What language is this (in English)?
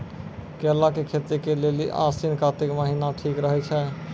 Maithili